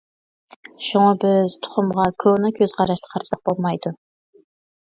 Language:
Uyghur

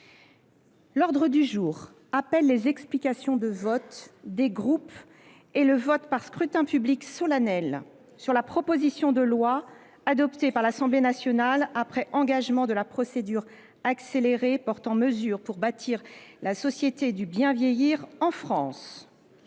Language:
French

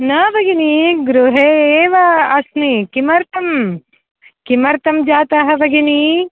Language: Sanskrit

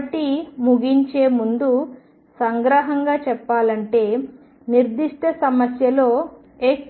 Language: Telugu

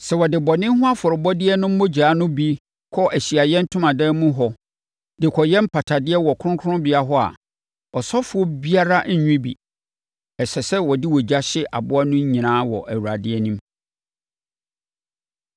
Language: Akan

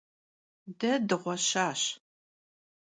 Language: Kabardian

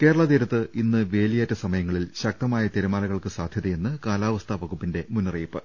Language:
Malayalam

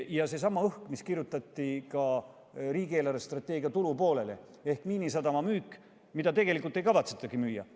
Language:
Estonian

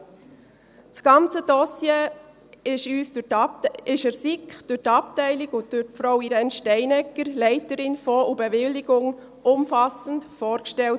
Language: Swiss German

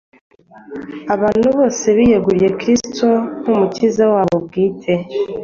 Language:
Kinyarwanda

